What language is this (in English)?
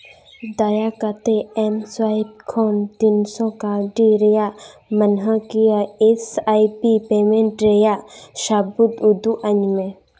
Santali